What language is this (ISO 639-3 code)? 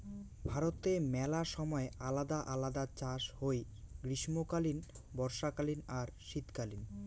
ben